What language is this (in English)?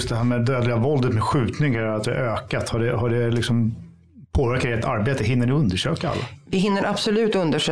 Swedish